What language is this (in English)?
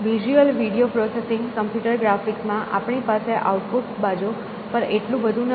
Gujarati